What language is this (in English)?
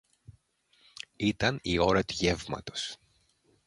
Greek